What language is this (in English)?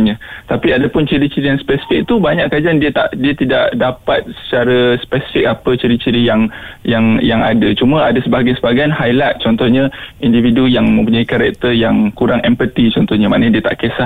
Malay